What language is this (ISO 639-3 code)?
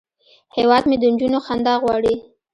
pus